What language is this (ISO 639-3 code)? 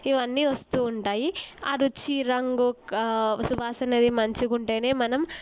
tel